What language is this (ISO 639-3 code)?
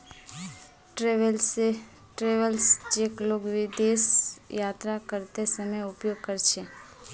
mag